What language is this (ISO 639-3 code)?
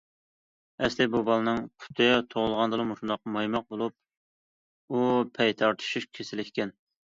uig